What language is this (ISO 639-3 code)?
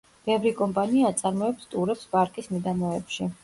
kat